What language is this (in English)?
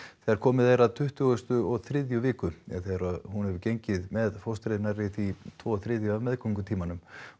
Icelandic